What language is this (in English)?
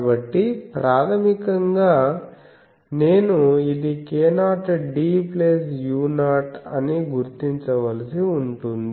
Telugu